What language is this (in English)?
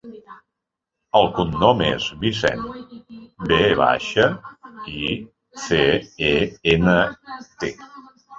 Catalan